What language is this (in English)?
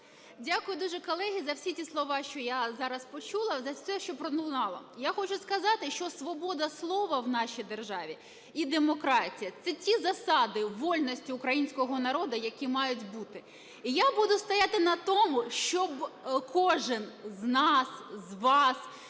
Ukrainian